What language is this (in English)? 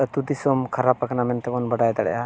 Santali